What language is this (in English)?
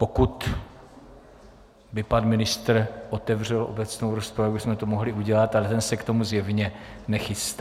Czech